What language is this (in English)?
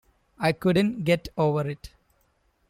English